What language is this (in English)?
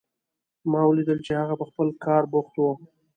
Pashto